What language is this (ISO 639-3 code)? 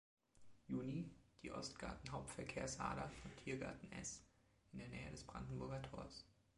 deu